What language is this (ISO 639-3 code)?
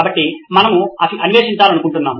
tel